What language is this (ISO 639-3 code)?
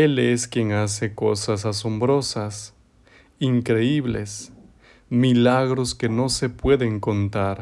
spa